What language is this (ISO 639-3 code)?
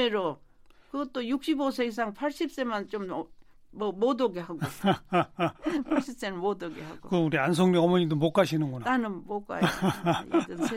kor